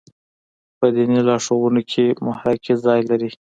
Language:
Pashto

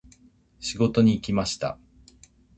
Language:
Japanese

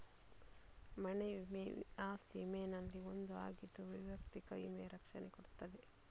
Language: Kannada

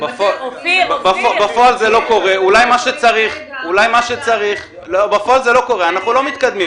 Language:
Hebrew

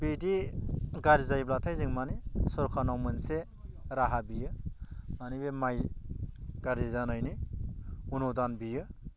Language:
Bodo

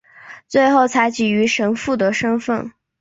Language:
Chinese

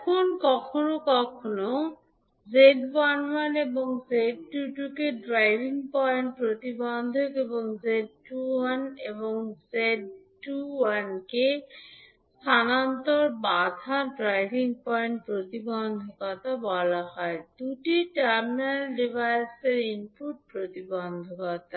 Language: Bangla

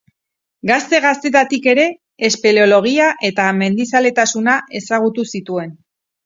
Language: Basque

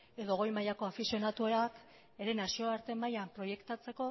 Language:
Basque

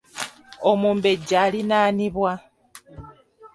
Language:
Ganda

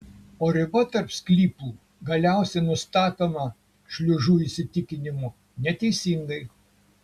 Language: Lithuanian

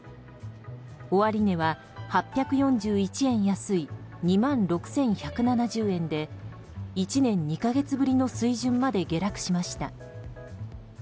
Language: Japanese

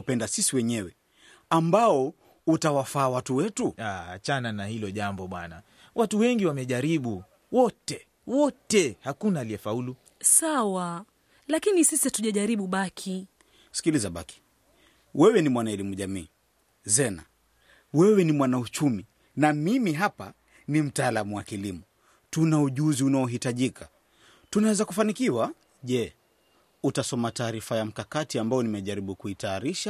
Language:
Swahili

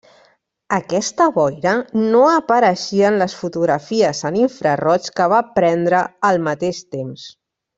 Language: Catalan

